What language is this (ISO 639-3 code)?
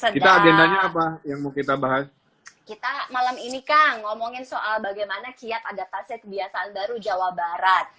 ind